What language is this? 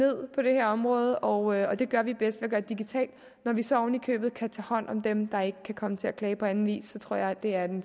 Danish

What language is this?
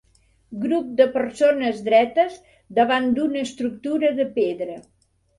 Catalan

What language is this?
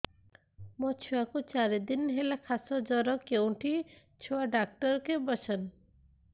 Odia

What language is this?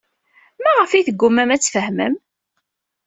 Kabyle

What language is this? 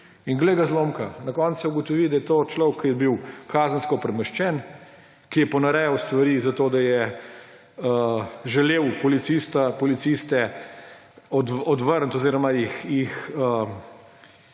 Slovenian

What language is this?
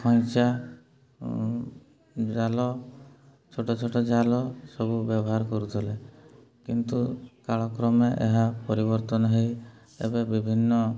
Odia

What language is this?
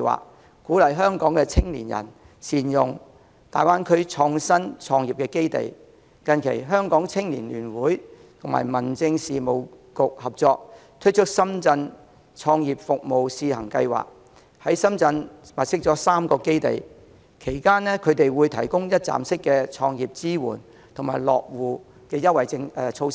Cantonese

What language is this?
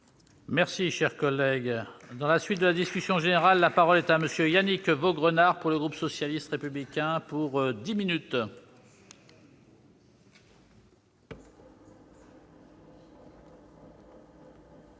French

